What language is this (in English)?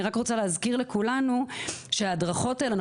Hebrew